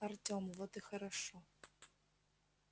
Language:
Russian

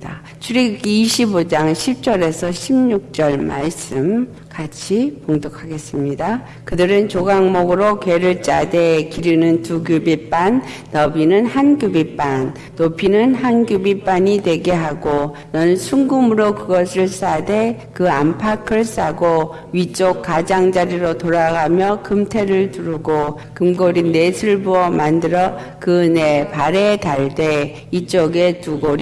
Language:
Korean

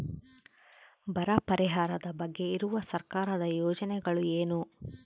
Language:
Kannada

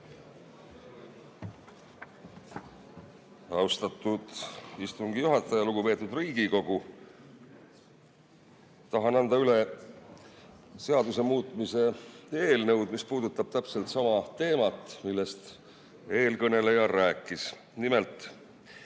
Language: Estonian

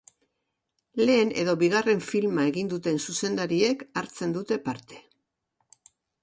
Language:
Basque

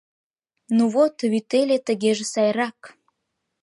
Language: Mari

